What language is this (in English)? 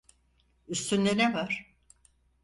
Turkish